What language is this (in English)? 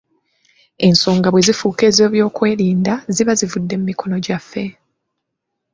Ganda